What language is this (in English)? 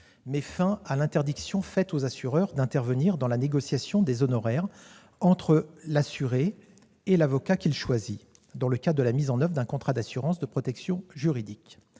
French